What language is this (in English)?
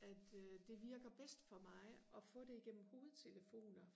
Danish